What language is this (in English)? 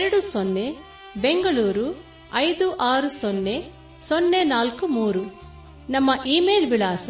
Kannada